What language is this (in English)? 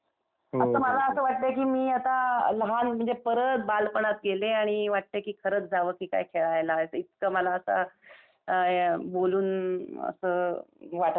Marathi